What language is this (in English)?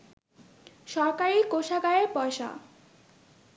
Bangla